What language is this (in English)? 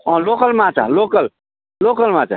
Nepali